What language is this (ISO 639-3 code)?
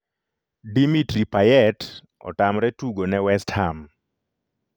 luo